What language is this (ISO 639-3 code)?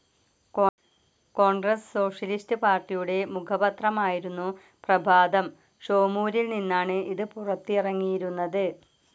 mal